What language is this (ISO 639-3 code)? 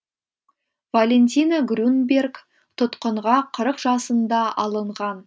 kaz